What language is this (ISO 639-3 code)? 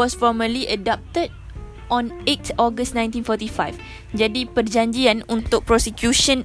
msa